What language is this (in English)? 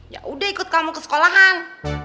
Indonesian